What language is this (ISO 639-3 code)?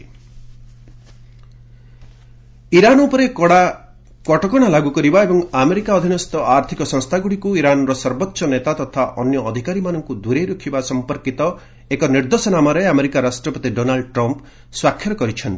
ori